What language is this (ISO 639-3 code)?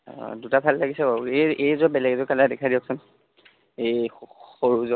asm